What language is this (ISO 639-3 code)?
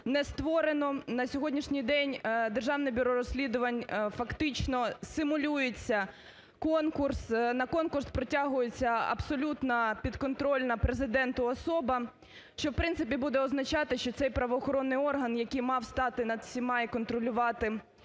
ukr